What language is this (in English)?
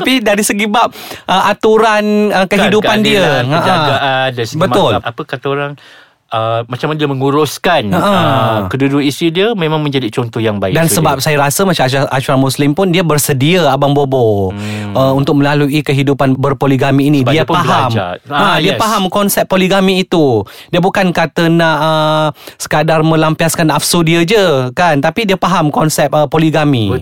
Malay